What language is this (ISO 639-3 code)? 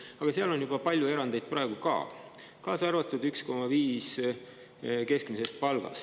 est